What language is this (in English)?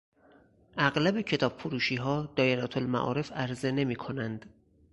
Persian